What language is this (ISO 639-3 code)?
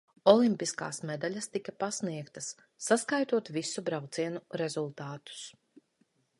lav